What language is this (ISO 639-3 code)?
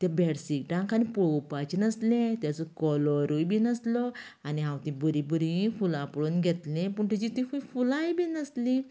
kok